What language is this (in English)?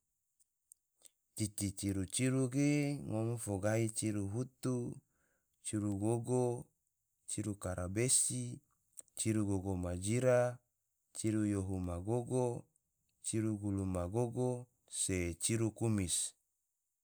Tidore